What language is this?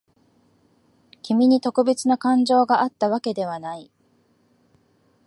Japanese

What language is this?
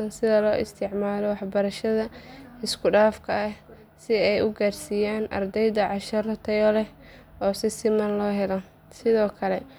Somali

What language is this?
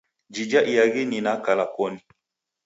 Taita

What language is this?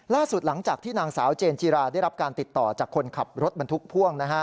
Thai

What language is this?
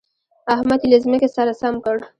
Pashto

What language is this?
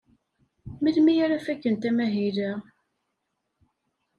Kabyle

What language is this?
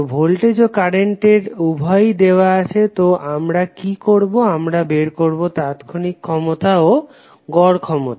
Bangla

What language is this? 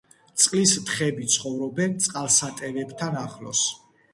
Georgian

